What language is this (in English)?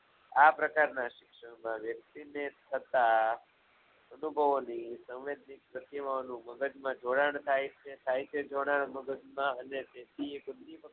Gujarati